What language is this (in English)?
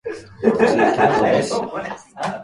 Japanese